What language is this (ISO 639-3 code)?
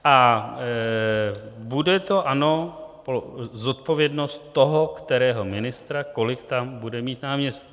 ces